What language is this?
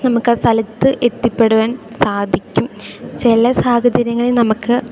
Malayalam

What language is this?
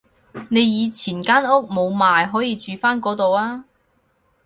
Cantonese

